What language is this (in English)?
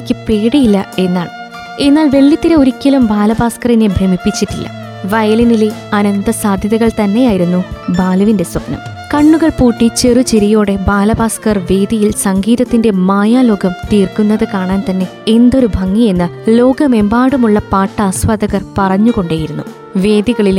Malayalam